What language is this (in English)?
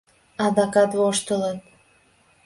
Mari